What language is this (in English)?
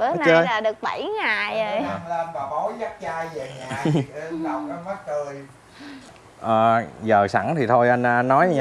Vietnamese